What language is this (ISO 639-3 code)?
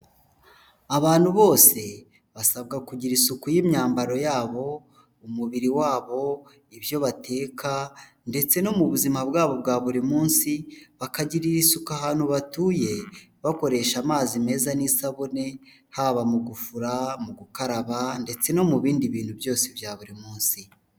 kin